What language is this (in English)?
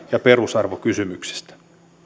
Finnish